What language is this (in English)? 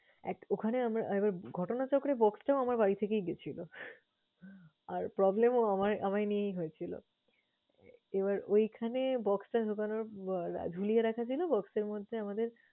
Bangla